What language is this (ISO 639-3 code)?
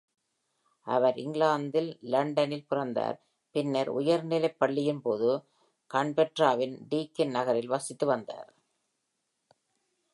tam